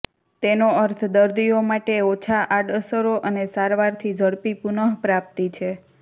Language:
Gujarati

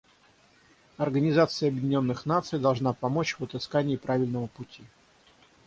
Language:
Russian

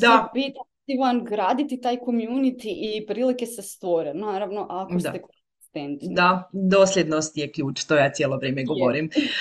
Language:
Croatian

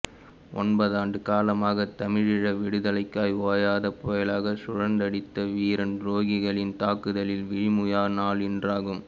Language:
Tamil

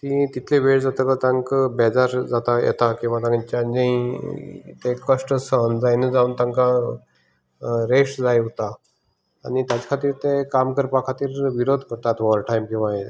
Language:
Konkani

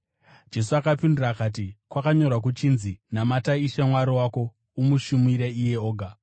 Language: Shona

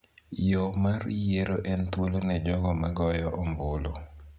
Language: Luo (Kenya and Tanzania)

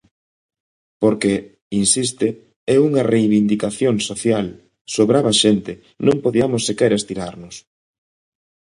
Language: Galician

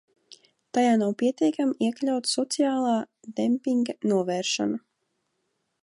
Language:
Latvian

